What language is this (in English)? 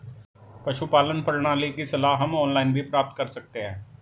Hindi